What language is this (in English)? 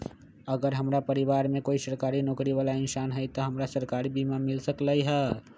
Magahi